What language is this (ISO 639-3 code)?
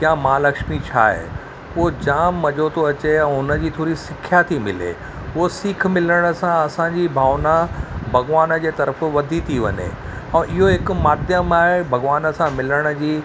snd